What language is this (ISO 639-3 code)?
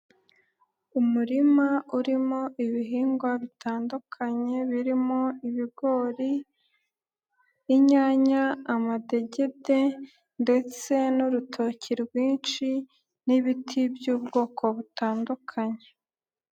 kin